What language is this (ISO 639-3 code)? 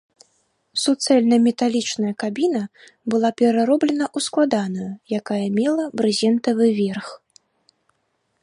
bel